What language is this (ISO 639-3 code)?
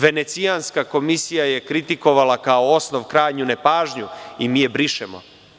srp